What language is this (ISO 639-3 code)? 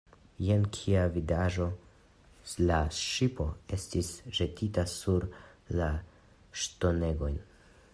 epo